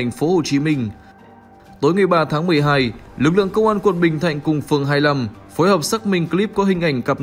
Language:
Vietnamese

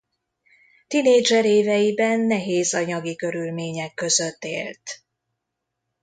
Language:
Hungarian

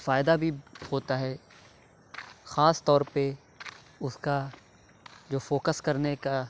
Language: Urdu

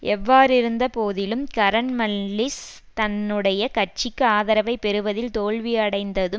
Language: Tamil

